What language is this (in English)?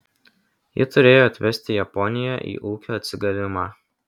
Lithuanian